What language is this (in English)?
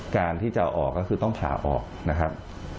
Thai